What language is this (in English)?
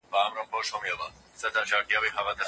Pashto